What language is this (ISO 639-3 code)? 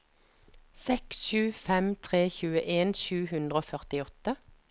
nor